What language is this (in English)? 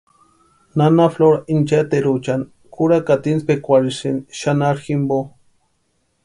Western Highland Purepecha